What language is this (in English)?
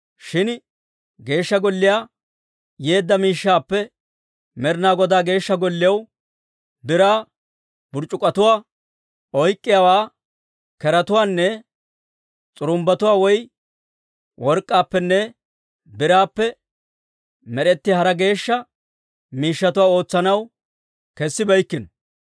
Dawro